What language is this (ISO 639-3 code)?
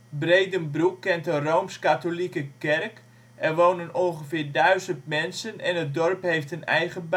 nld